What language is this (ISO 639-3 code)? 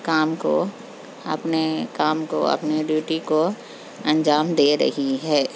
urd